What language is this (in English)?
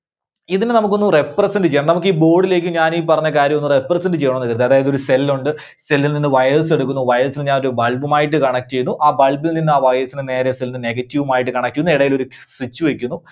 Malayalam